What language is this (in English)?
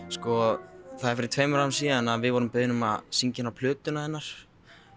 Icelandic